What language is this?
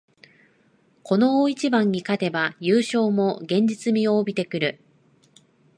Japanese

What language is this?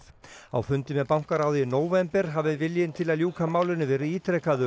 Icelandic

